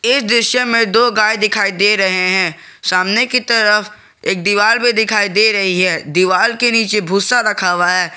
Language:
Hindi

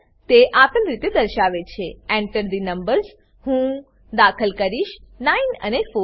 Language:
Gujarati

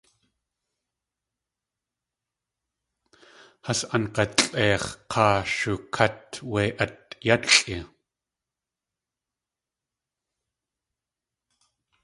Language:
Tlingit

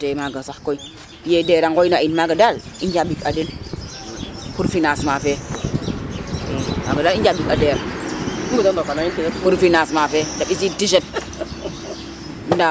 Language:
Serer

